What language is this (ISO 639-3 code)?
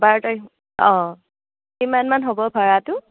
asm